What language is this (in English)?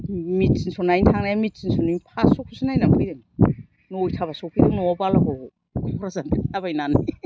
Bodo